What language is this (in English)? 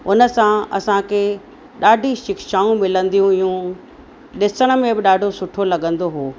Sindhi